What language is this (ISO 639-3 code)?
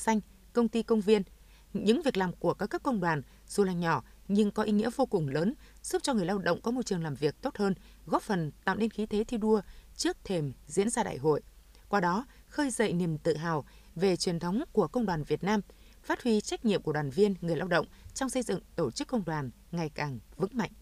vie